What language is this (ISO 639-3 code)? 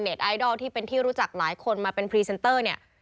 tha